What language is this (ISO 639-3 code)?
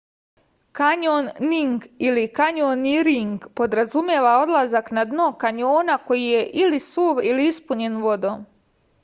srp